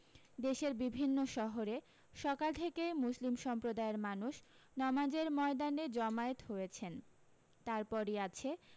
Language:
Bangla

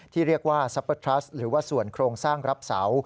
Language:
Thai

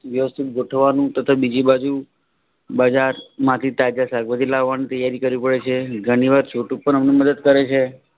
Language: Gujarati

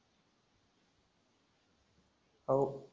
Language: Marathi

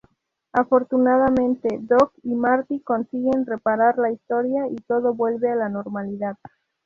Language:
Spanish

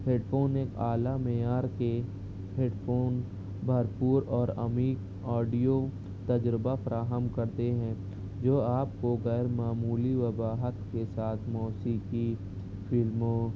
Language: Urdu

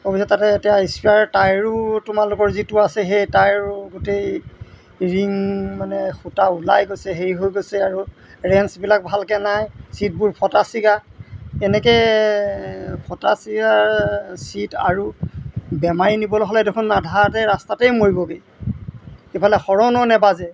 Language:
Assamese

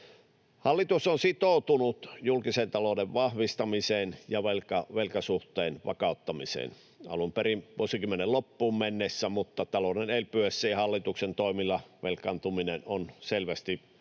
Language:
Finnish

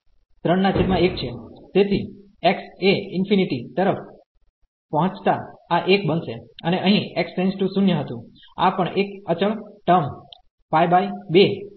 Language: Gujarati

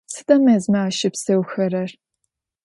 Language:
Adyghe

